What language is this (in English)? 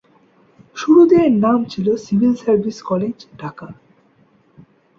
Bangla